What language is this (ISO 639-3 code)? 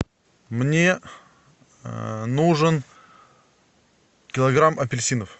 rus